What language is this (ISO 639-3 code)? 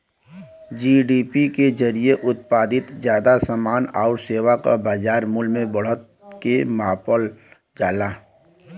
bho